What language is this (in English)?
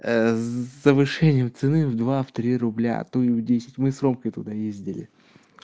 Russian